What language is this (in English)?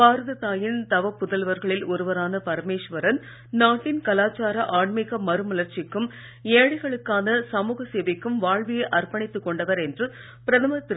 Tamil